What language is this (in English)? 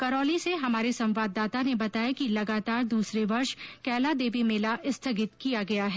Hindi